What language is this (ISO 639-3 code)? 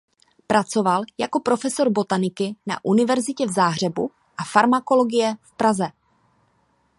ces